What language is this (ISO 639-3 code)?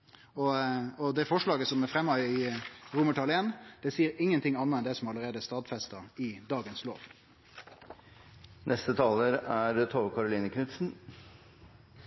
nor